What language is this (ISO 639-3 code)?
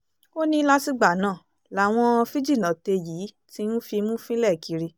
yor